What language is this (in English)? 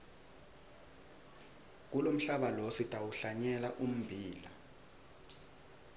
Swati